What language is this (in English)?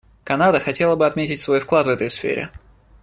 Russian